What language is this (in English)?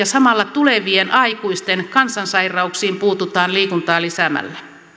Finnish